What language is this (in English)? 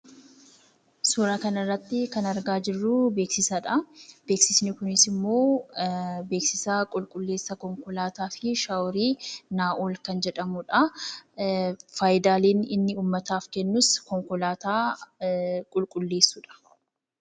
Oromo